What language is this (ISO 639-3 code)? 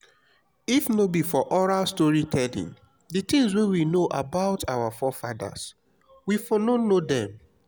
pcm